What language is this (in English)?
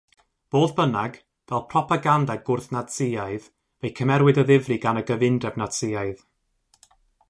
Welsh